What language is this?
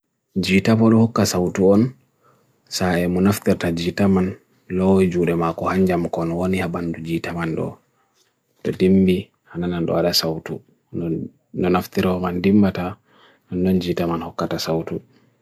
Bagirmi Fulfulde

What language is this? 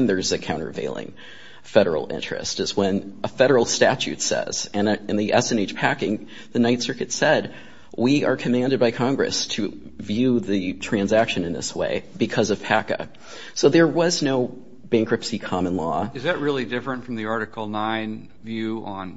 English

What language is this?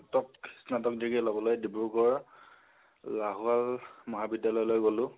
Assamese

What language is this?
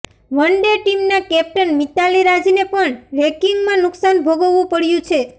Gujarati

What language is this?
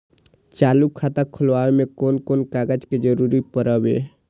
Maithili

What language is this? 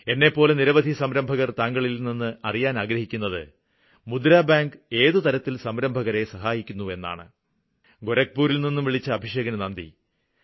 Malayalam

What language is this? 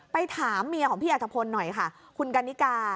Thai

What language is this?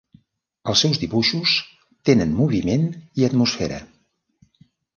Catalan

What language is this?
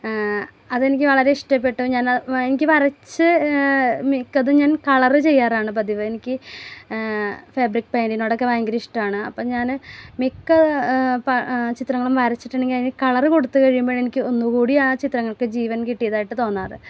Malayalam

